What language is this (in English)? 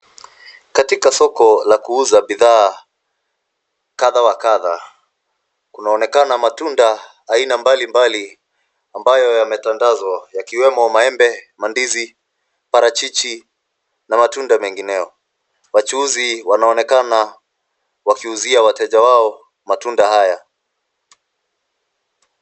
Swahili